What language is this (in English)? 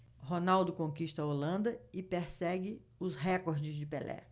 Portuguese